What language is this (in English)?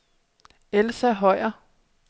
Danish